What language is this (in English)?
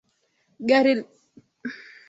Swahili